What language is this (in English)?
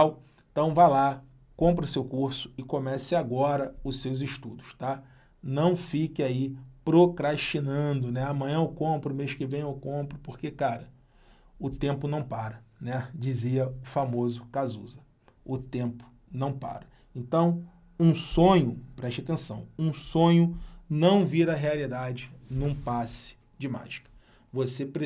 Portuguese